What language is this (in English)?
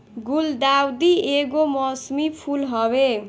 Bhojpuri